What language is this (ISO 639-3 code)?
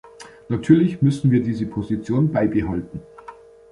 deu